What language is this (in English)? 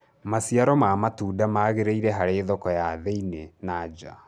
Kikuyu